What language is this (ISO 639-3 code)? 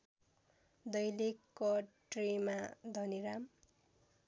nep